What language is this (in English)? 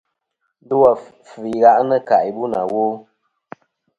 Kom